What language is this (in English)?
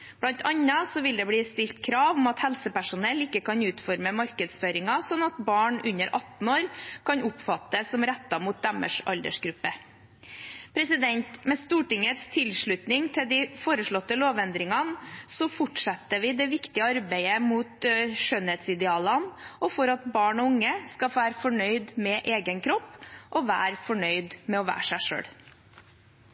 Norwegian Bokmål